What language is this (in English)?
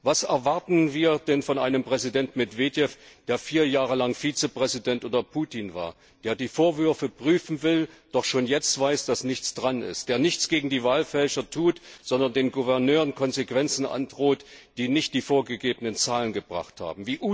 German